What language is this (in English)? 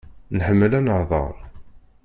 Kabyle